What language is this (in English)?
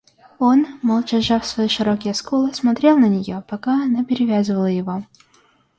Russian